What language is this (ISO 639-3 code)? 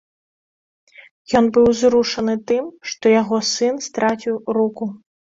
bel